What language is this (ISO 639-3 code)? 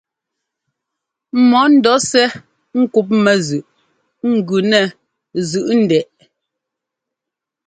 jgo